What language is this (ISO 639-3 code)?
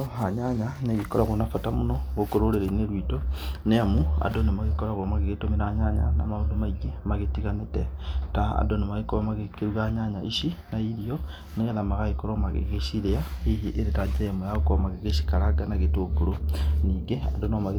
kik